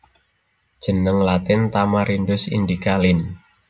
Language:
Javanese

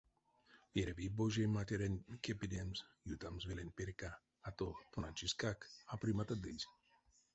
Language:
Erzya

